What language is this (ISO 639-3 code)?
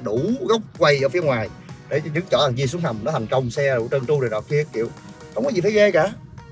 vie